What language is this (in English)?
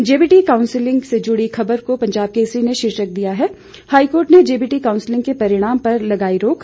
Hindi